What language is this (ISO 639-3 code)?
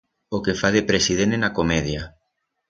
arg